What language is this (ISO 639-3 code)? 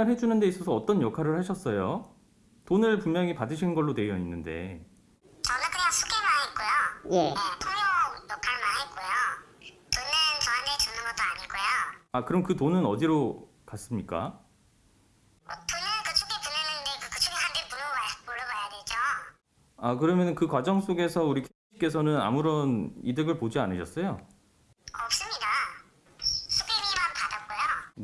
kor